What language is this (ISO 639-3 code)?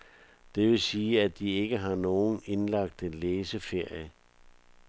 dan